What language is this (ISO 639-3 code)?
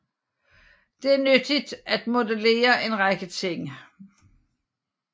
dan